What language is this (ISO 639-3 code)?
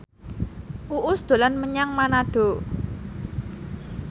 jav